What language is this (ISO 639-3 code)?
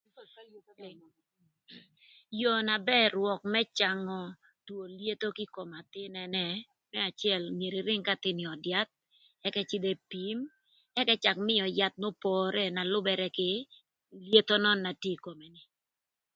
lth